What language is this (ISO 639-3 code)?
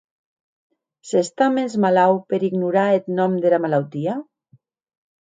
oci